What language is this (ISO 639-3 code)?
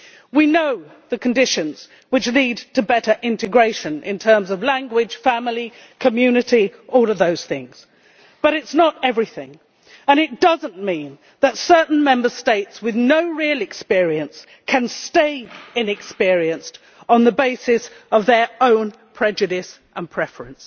eng